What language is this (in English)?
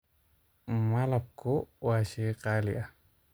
Somali